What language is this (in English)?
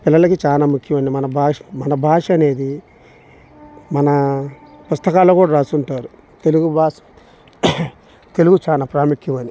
Telugu